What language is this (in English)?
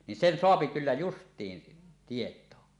Finnish